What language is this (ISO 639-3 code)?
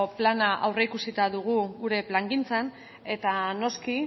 eus